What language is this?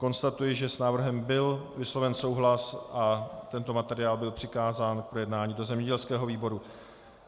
Czech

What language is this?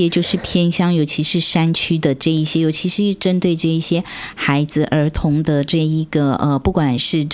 Chinese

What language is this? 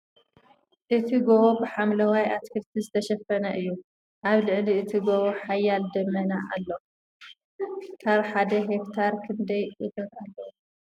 Tigrinya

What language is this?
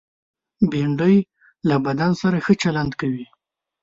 Pashto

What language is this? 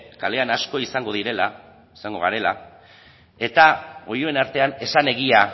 Basque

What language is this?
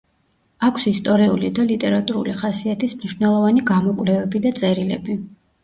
Georgian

